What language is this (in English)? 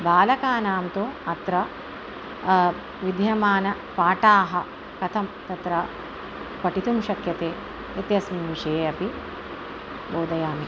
Sanskrit